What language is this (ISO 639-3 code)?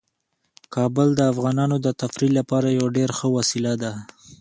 pus